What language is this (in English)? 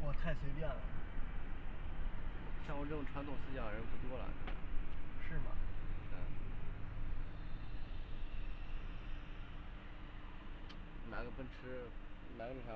Chinese